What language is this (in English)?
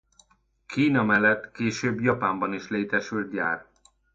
Hungarian